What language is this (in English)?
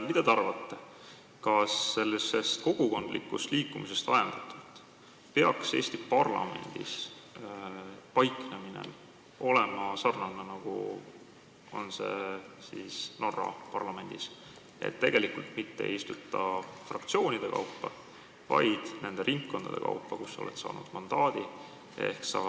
Estonian